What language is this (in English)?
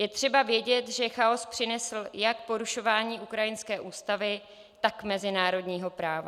Czech